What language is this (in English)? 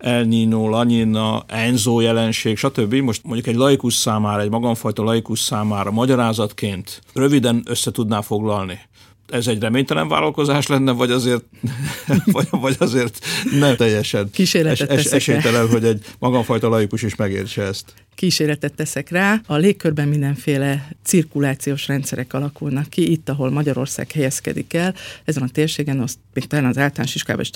Hungarian